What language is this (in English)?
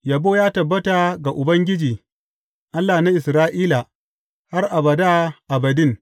Hausa